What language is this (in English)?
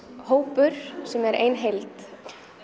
Icelandic